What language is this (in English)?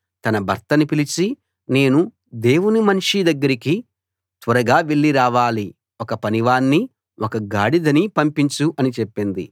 Telugu